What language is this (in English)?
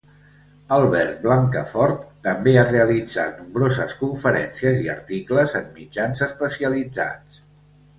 Catalan